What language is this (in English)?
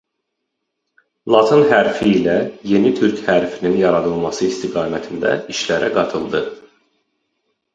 Azerbaijani